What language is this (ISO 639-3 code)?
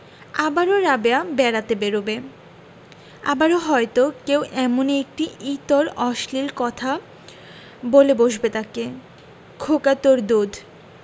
ben